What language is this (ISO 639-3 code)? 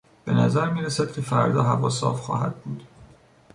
fas